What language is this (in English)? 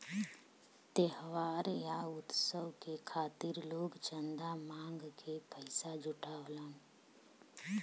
Bhojpuri